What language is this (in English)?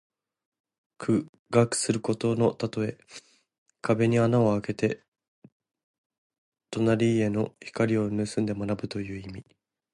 Japanese